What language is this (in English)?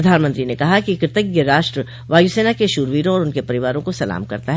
Hindi